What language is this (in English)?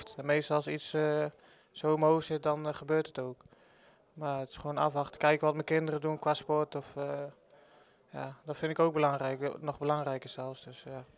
Dutch